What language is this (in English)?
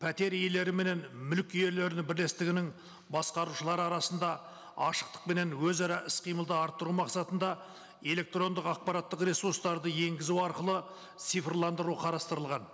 Kazakh